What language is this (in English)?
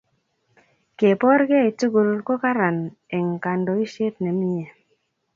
Kalenjin